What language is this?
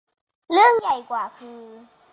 Thai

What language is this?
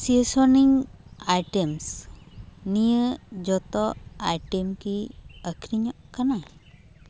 Santali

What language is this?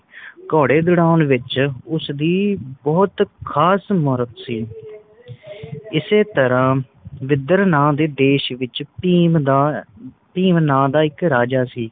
Punjabi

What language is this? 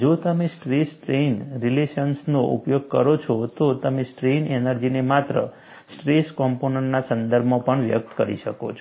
Gujarati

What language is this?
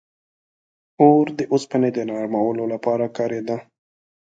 Pashto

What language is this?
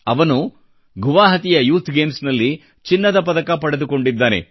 Kannada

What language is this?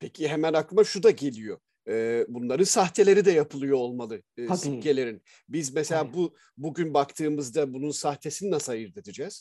Turkish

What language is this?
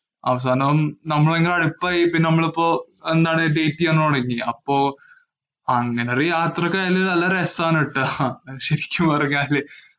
Malayalam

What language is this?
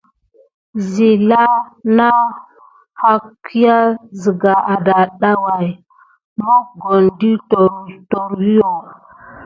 Gidar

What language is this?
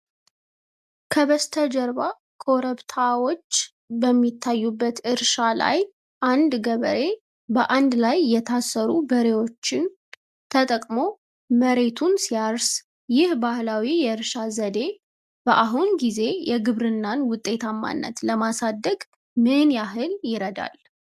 Amharic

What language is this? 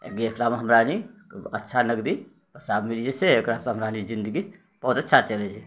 Maithili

